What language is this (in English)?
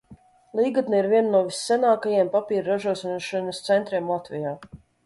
Latvian